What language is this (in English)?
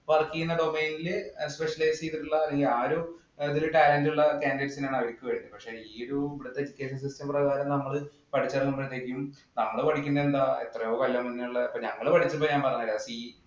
Malayalam